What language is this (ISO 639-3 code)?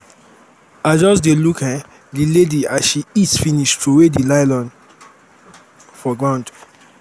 pcm